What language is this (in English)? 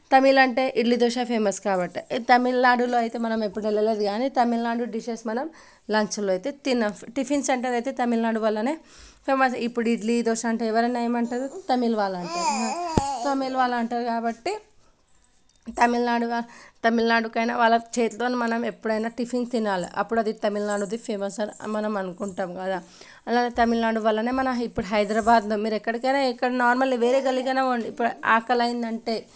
Telugu